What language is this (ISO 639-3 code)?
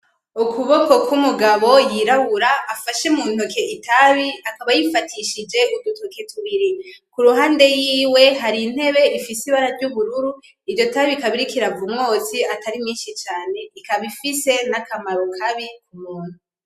run